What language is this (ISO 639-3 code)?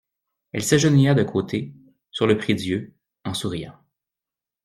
fra